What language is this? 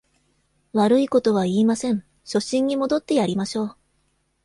Japanese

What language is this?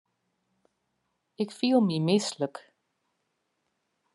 Western Frisian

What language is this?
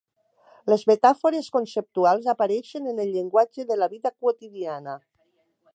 Catalan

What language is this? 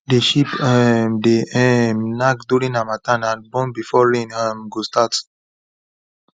Nigerian Pidgin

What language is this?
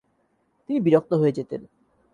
Bangla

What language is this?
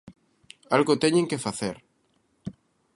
Galician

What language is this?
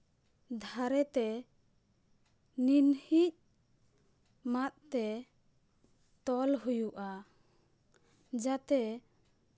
Santali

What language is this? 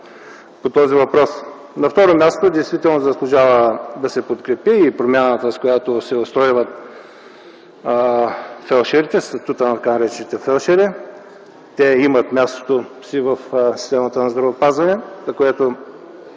Bulgarian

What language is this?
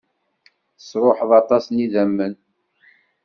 Kabyle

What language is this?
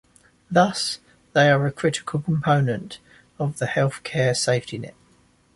English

